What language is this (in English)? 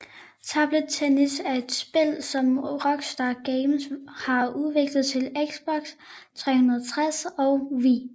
Danish